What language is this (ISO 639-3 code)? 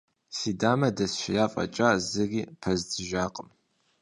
kbd